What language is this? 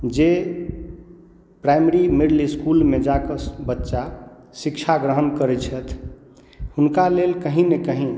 Maithili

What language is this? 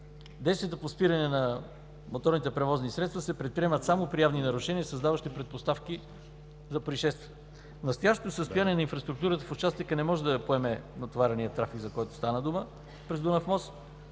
Bulgarian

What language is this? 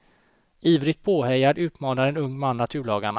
Swedish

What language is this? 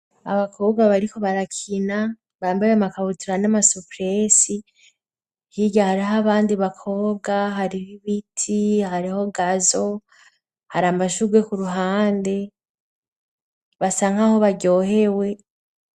Rundi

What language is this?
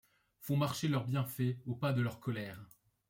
French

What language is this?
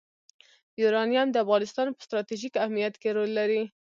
Pashto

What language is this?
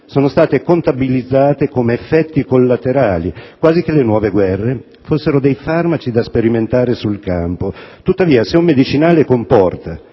Italian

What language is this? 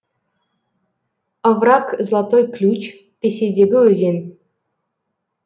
Kazakh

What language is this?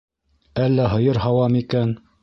Bashkir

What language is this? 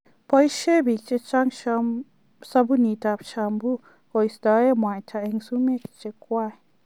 Kalenjin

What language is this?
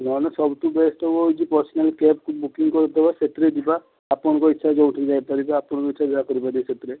Odia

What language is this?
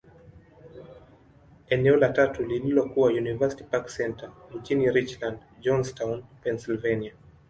Swahili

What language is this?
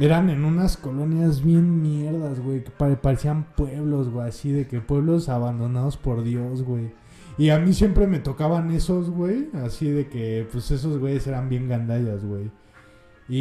Spanish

